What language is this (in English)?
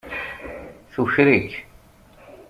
Kabyle